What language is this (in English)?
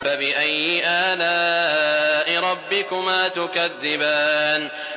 Arabic